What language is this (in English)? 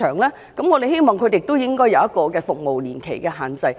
Cantonese